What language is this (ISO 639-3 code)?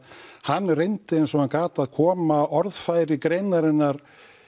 isl